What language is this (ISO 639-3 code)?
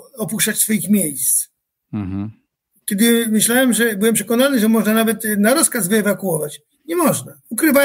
pol